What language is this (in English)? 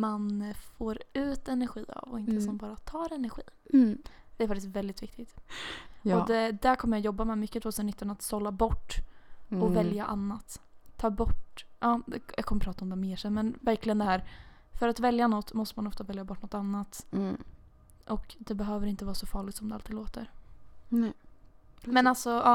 Swedish